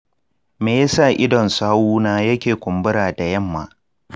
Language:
Hausa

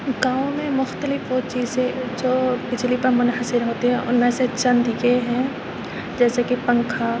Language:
Urdu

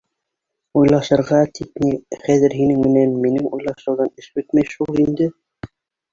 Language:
Bashkir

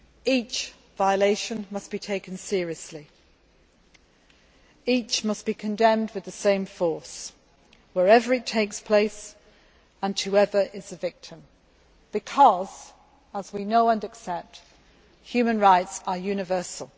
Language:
English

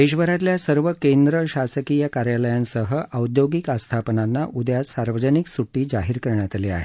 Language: Marathi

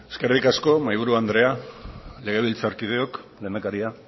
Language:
Basque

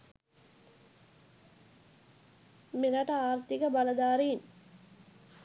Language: Sinhala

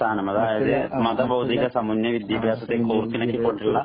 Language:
Malayalam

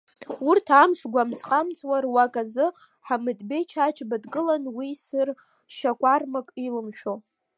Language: Abkhazian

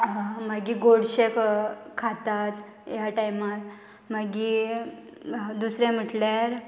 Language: Konkani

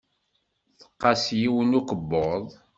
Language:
Kabyle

